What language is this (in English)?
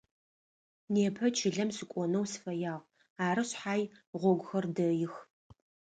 Adyghe